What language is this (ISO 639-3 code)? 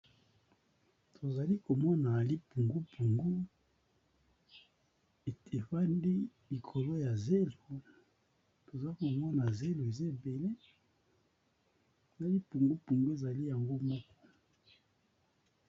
lin